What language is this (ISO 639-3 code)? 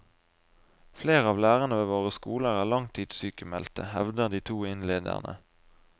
nor